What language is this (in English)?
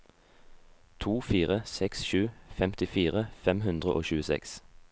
Norwegian